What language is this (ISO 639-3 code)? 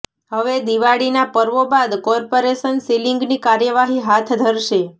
guj